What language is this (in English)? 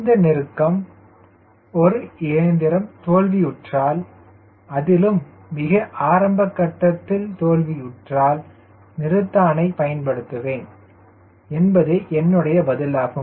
Tamil